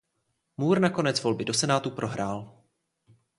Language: Czech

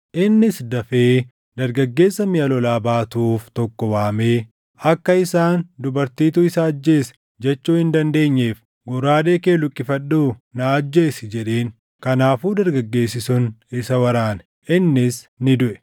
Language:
Oromo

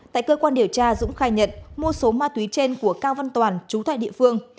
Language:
Vietnamese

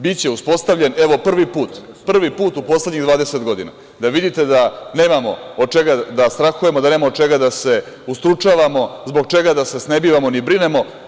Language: Serbian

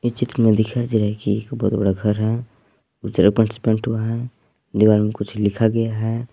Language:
Hindi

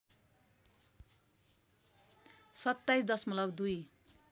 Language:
Nepali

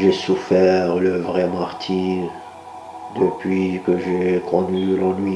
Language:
French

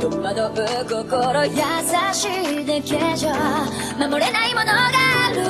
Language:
Burmese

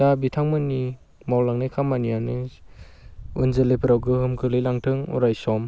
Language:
Bodo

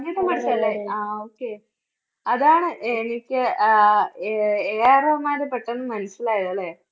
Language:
Malayalam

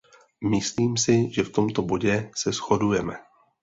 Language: Czech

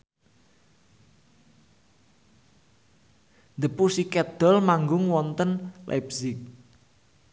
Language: Javanese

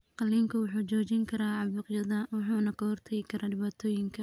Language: Somali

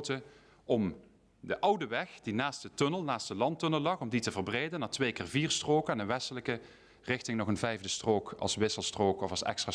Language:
Dutch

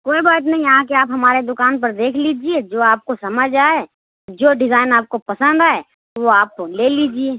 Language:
Urdu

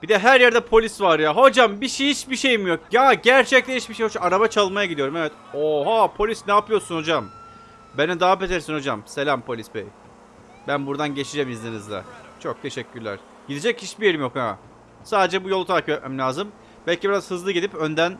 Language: Turkish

